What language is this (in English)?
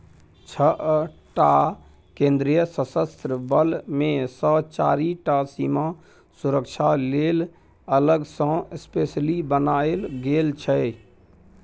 Maithili